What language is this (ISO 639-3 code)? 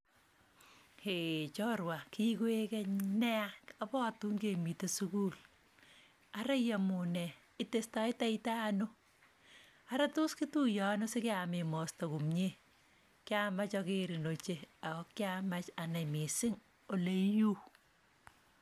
kln